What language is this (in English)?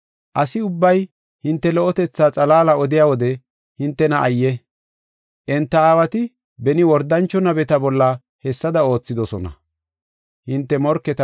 Gofa